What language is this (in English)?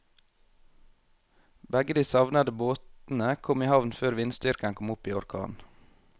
Norwegian